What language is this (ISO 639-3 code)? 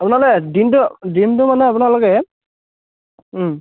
asm